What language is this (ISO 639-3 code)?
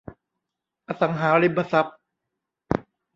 tha